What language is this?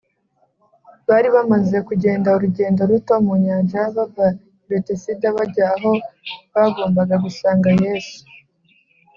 Kinyarwanda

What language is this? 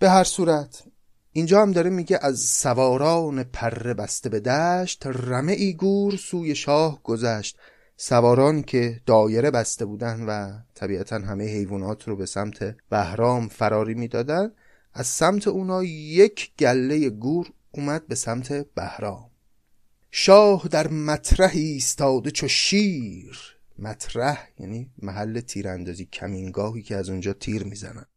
Persian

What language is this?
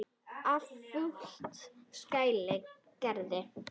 Icelandic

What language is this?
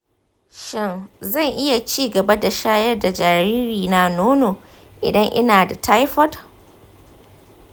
Hausa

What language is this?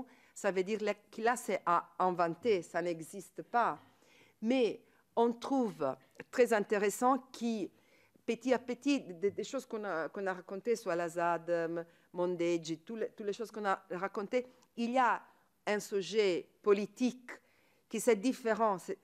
French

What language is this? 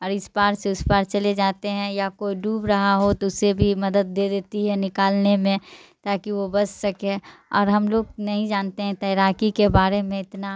Urdu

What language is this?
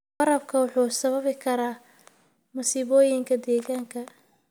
Somali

